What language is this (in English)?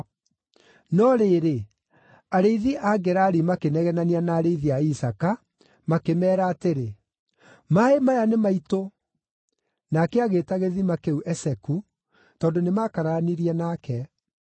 Kikuyu